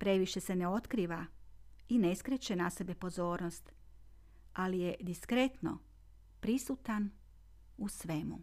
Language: Croatian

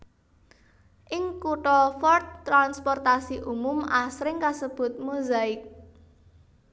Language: Javanese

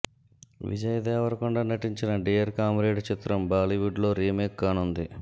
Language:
Telugu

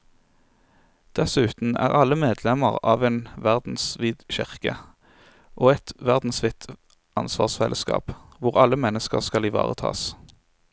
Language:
Norwegian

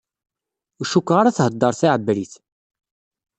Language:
Kabyle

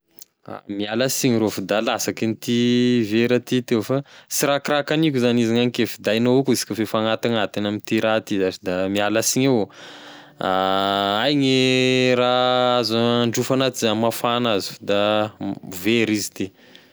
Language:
Tesaka Malagasy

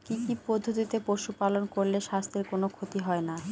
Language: Bangla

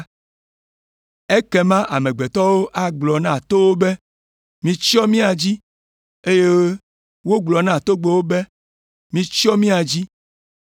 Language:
Ewe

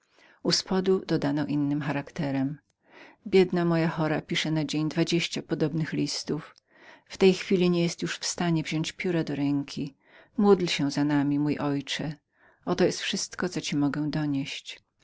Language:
Polish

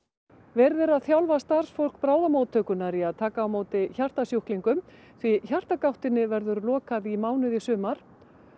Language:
Icelandic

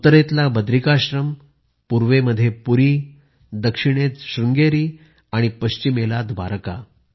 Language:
Marathi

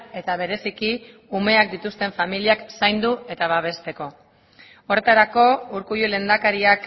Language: Basque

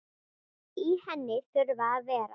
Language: Icelandic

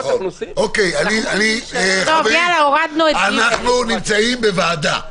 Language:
Hebrew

